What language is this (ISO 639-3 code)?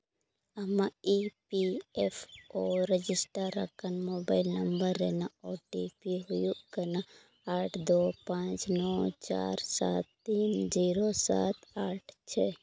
sat